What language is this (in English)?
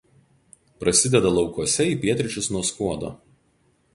Lithuanian